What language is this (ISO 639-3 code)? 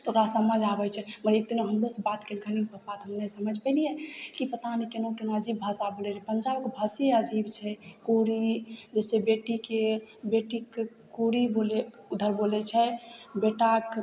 mai